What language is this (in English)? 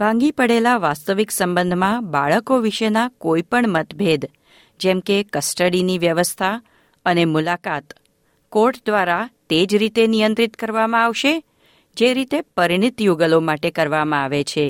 Gujarati